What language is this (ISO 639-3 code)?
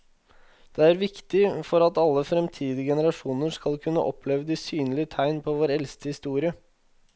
nor